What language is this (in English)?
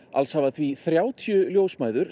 Icelandic